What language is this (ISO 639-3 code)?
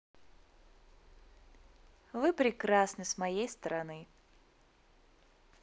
rus